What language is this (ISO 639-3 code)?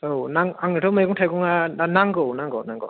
brx